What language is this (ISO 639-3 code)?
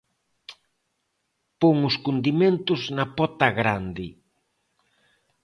glg